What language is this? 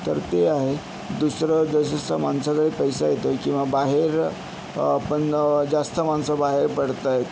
Marathi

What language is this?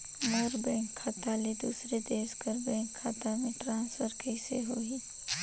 Chhattisgarhi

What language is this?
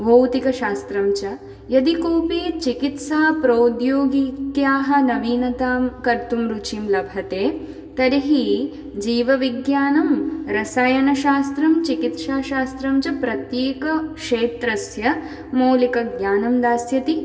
Sanskrit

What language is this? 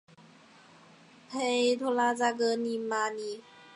Chinese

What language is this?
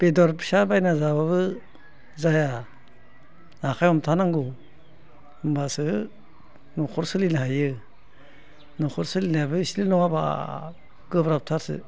Bodo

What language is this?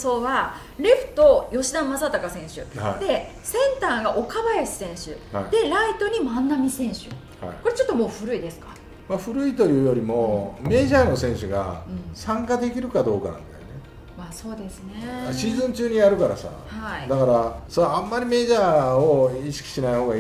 Japanese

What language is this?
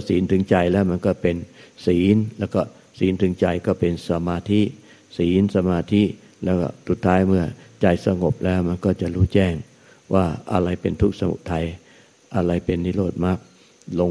Thai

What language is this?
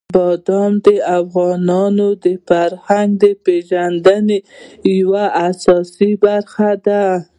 Pashto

